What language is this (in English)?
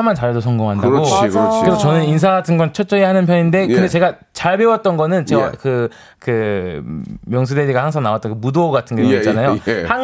Korean